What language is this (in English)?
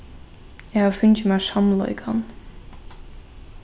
Faroese